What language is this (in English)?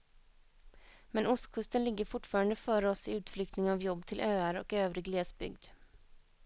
Swedish